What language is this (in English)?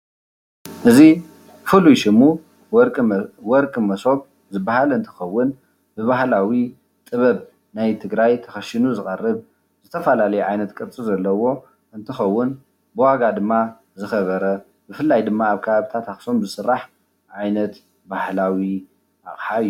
Tigrinya